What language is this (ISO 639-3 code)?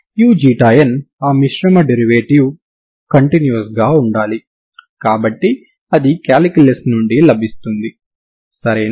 tel